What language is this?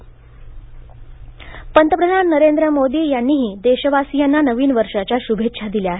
Marathi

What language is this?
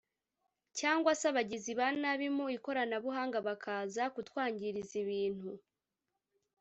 Kinyarwanda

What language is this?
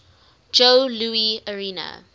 English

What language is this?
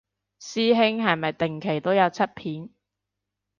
Cantonese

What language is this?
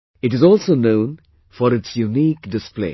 English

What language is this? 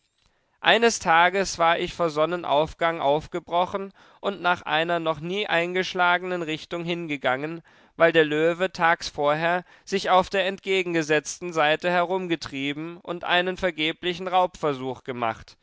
German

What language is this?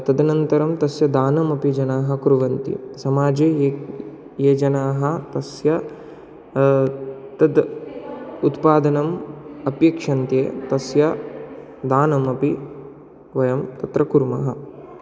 Sanskrit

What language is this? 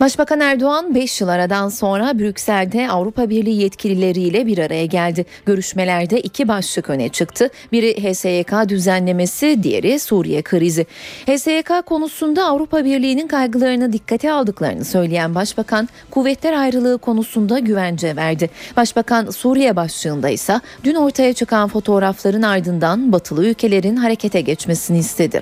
Turkish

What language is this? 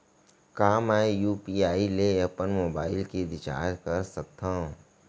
Chhattisgarhi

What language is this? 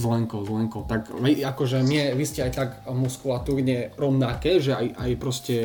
Slovak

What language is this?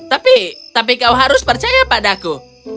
Indonesian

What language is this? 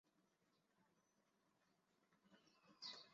Chinese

